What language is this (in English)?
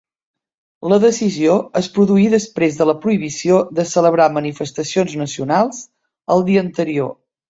Catalan